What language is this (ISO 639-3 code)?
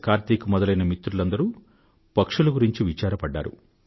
tel